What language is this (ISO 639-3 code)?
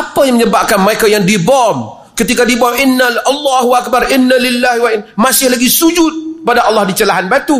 msa